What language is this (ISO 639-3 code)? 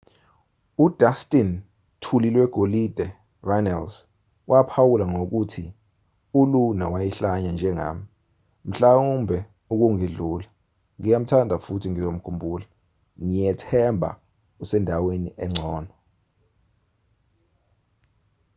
zul